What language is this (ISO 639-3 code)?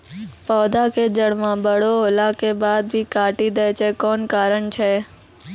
mai